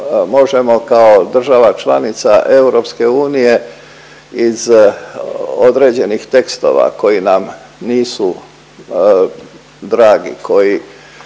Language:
Croatian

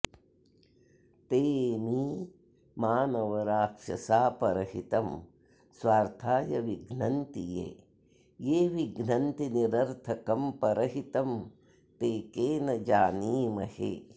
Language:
Sanskrit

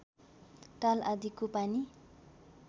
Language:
Nepali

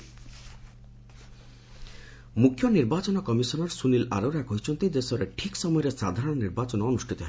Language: Odia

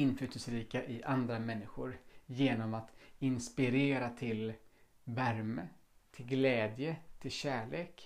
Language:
Swedish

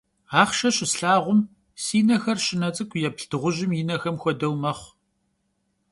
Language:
Kabardian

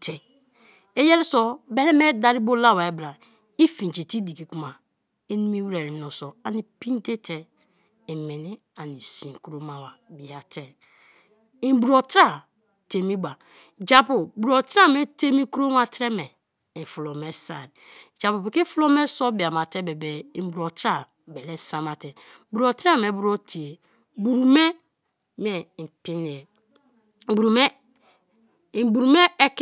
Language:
Kalabari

